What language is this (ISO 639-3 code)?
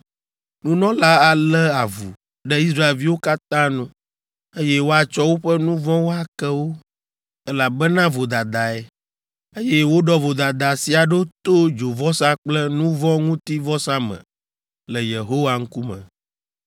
ewe